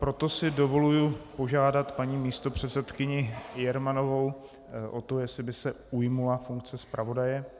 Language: Czech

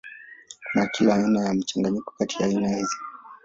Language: Swahili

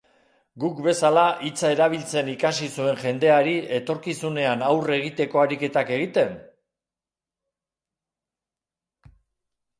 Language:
Basque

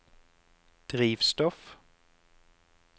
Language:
Norwegian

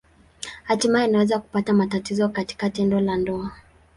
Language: Swahili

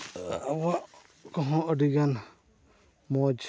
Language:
Santali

